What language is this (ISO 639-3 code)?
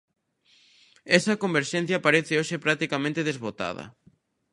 glg